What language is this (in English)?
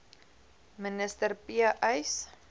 Afrikaans